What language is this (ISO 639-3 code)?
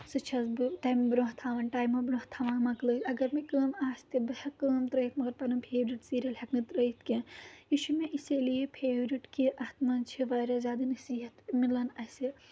kas